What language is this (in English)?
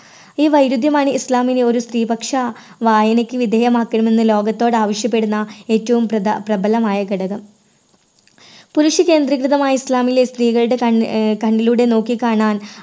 Malayalam